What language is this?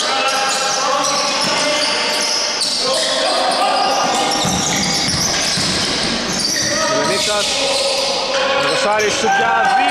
Greek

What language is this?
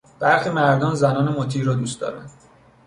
Persian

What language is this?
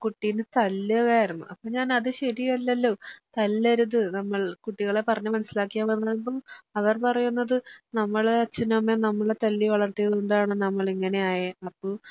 Malayalam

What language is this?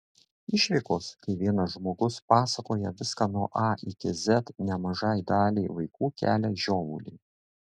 Lithuanian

